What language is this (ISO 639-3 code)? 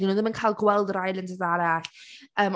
cym